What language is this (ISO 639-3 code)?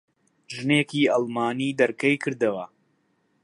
ckb